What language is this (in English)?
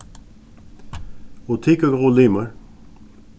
Faroese